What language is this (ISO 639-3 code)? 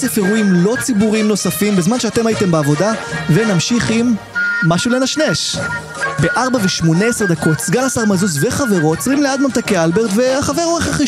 heb